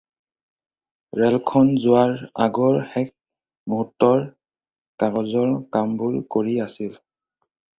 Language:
Assamese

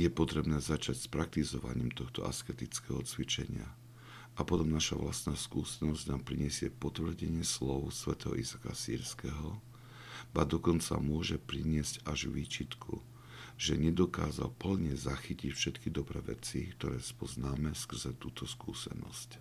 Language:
Slovak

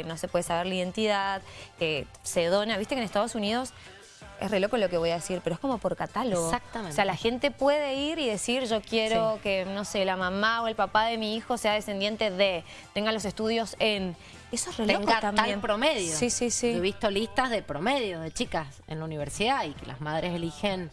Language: Spanish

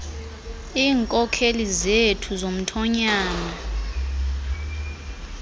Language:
Xhosa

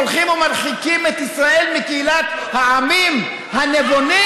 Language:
Hebrew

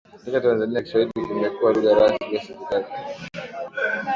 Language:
Swahili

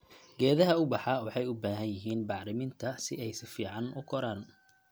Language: Somali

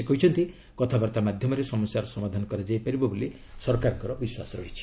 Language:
Odia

